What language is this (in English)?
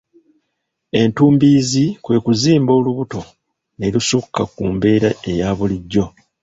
Ganda